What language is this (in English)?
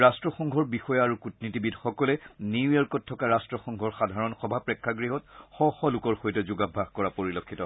Assamese